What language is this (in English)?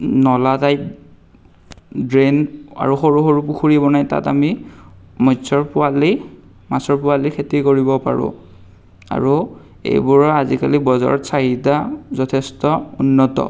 Assamese